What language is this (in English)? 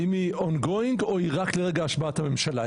Hebrew